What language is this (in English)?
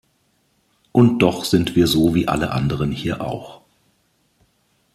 German